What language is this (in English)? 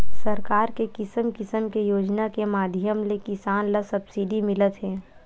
Chhattisgarhi